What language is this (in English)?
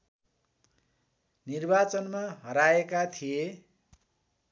Nepali